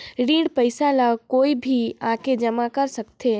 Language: Chhattisgarhi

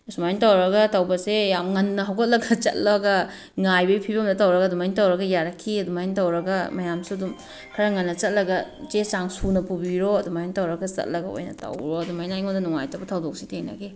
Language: Manipuri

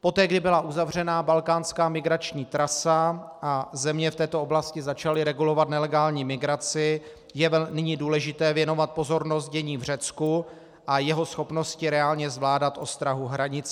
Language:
Czech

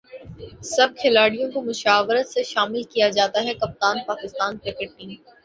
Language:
Urdu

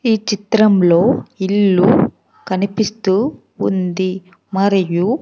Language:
Telugu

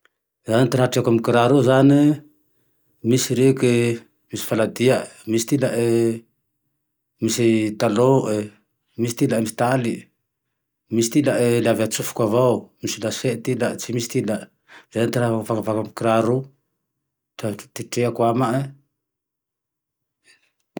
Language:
Tandroy-Mahafaly Malagasy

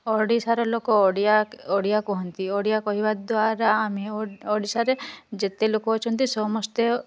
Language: Odia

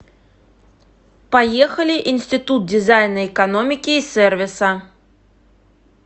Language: Russian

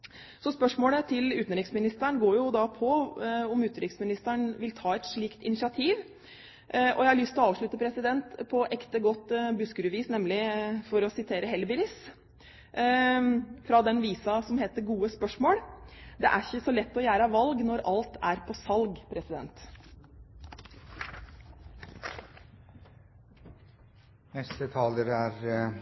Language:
Norwegian Bokmål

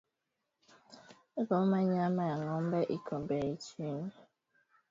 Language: Swahili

